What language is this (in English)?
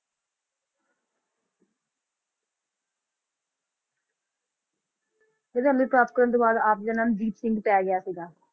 Punjabi